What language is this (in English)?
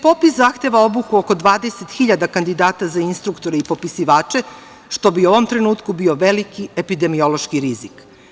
Serbian